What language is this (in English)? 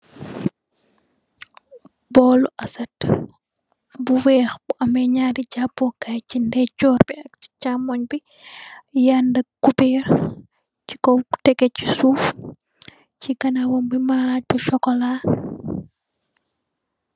Wolof